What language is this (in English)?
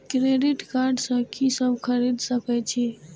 Maithili